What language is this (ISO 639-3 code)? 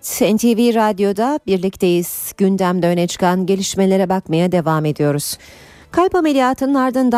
tur